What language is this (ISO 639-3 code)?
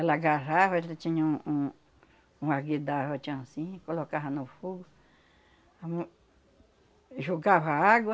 por